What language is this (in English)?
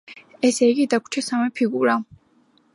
Georgian